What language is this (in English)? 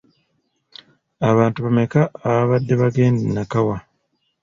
Ganda